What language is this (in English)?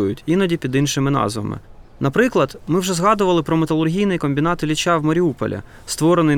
Ukrainian